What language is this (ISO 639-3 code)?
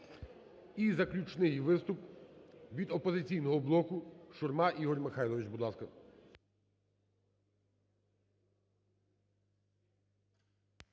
ukr